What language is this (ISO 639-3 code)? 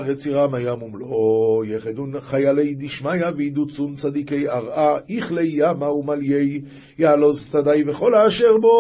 heb